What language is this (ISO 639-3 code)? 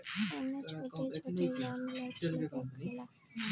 bho